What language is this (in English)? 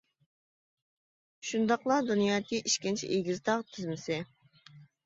Uyghur